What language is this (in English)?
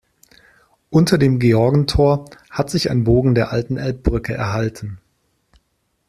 German